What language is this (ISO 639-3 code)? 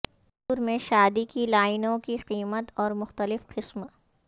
urd